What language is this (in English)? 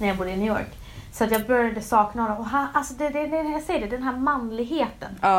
Swedish